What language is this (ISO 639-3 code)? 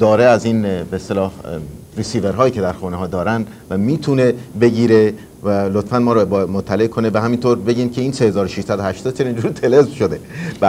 fas